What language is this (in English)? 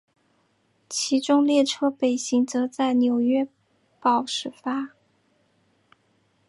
Chinese